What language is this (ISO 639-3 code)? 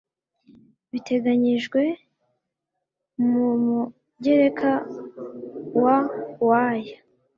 kin